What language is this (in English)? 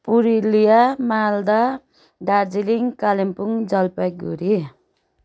Nepali